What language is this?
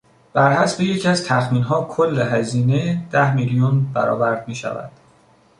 Persian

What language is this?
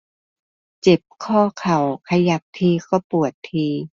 Thai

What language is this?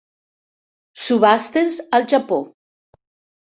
Catalan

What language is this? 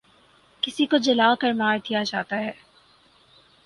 Urdu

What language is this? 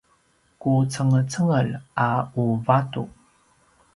Paiwan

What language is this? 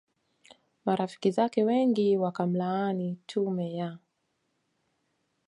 Swahili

